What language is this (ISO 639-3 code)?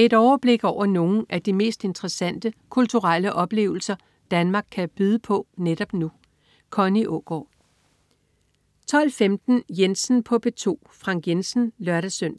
dan